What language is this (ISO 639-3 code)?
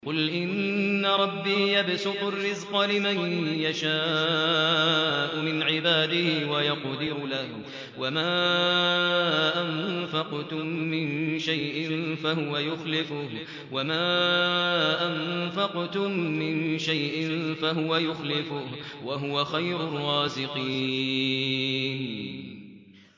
ara